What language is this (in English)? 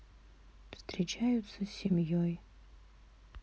Russian